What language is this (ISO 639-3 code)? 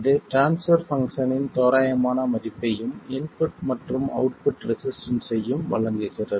tam